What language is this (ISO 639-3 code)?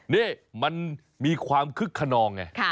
tha